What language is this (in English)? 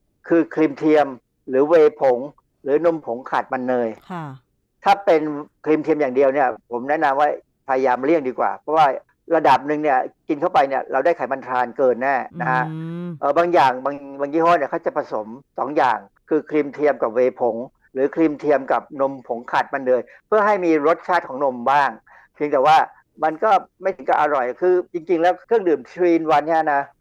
Thai